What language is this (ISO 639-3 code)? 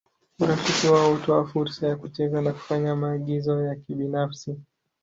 swa